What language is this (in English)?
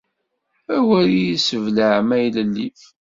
Kabyle